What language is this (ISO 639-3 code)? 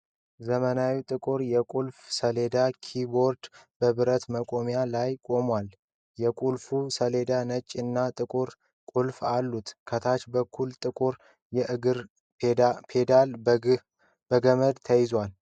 amh